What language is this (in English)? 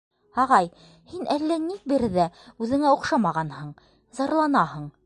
Bashkir